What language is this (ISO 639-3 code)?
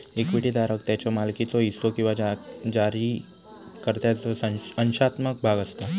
mar